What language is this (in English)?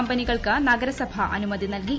Malayalam